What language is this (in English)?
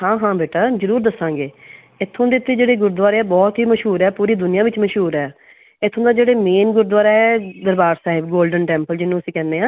Punjabi